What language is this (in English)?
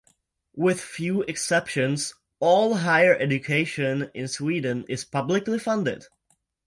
English